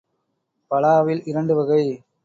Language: Tamil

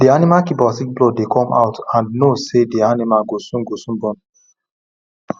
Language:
Nigerian Pidgin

